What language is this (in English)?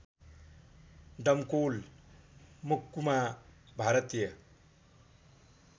Nepali